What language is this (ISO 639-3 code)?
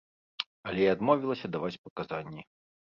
bel